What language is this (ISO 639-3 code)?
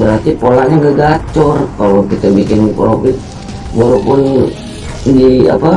ind